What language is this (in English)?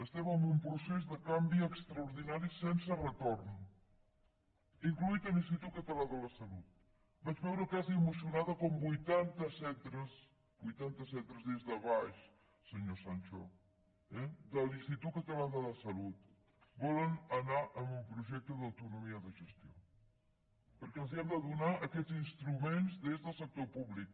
Catalan